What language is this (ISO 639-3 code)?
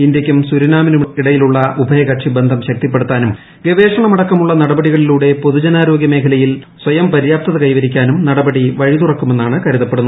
mal